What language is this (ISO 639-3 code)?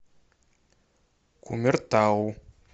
rus